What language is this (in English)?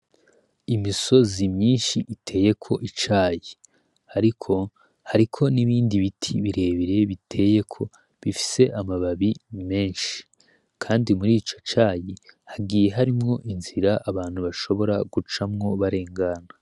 Rundi